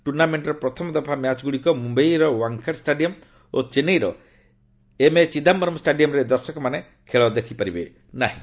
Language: Odia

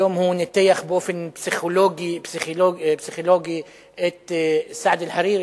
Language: Hebrew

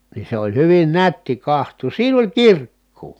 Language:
Finnish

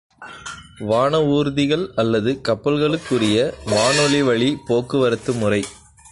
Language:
Tamil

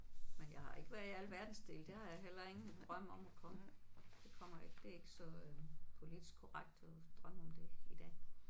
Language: Danish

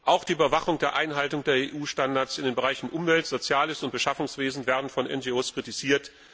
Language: German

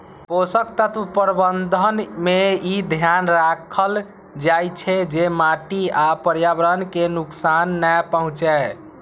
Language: Maithili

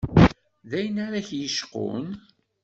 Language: Kabyle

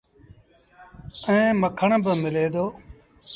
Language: Sindhi Bhil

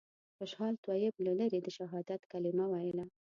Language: Pashto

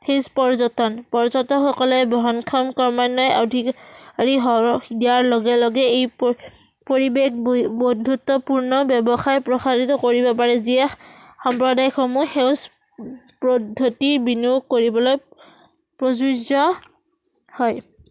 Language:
Assamese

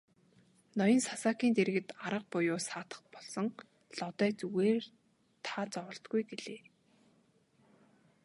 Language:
Mongolian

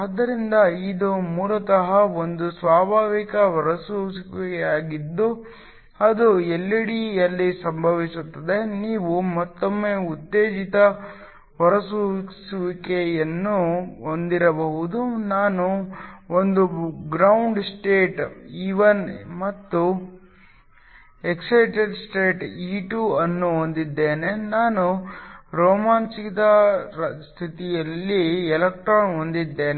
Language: Kannada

